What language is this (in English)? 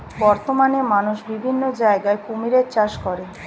Bangla